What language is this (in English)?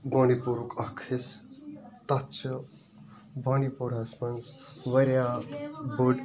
Kashmiri